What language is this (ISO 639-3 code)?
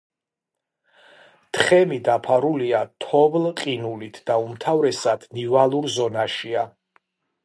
kat